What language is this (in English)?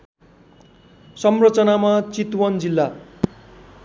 Nepali